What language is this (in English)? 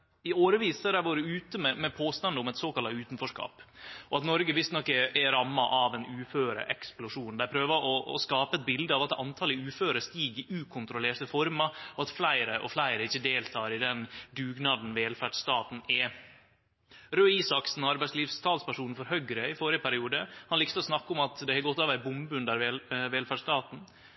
Norwegian Nynorsk